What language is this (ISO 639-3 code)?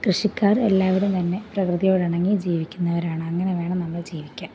mal